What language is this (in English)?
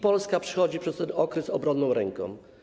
Polish